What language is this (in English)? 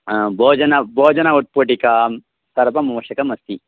Sanskrit